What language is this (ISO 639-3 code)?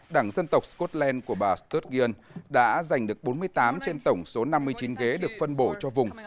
vie